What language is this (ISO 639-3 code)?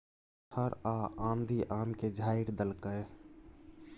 mai